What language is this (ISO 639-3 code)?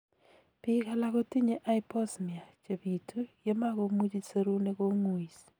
kln